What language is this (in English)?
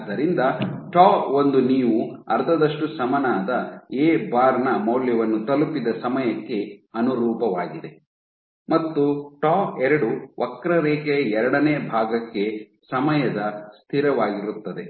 Kannada